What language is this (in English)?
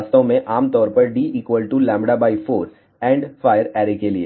Hindi